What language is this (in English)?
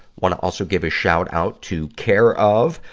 English